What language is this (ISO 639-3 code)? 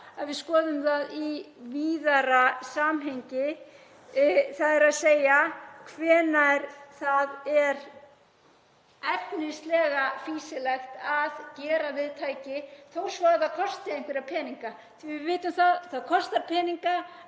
isl